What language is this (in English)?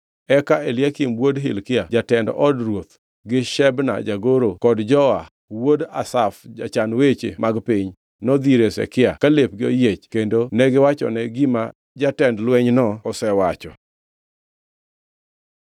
Luo (Kenya and Tanzania)